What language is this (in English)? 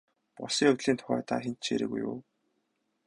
Mongolian